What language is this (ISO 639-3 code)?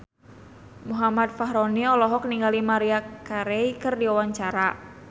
sun